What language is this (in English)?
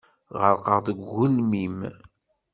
Kabyle